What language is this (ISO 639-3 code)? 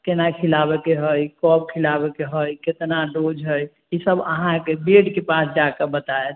mai